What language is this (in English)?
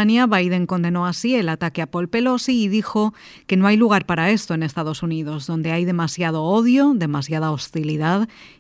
Spanish